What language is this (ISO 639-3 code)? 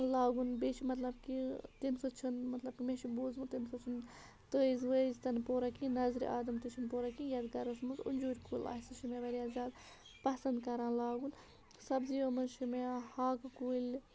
kas